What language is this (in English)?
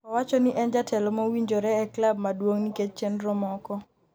Luo (Kenya and Tanzania)